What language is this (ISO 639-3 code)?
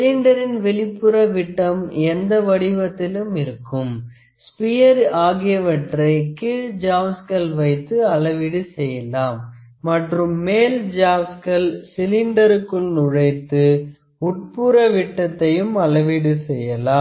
tam